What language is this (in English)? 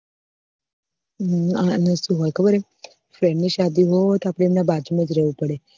Gujarati